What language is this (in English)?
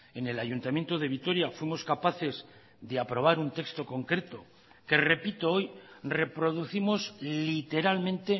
Spanish